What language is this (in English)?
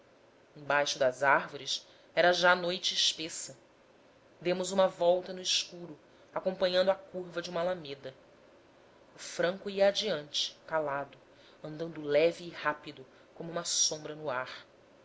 Portuguese